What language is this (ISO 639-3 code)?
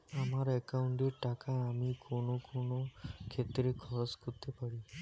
ben